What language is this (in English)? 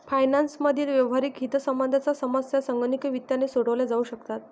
Marathi